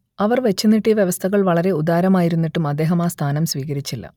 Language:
Malayalam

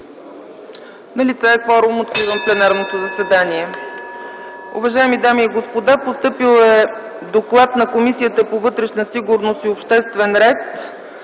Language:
Bulgarian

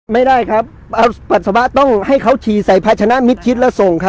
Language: Thai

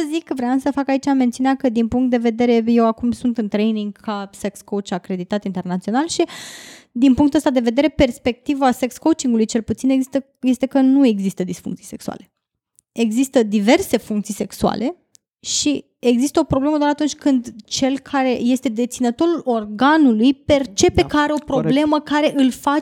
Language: Romanian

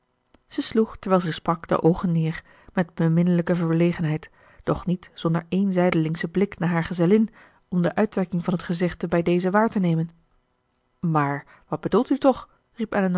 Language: Dutch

